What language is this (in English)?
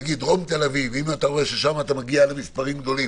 Hebrew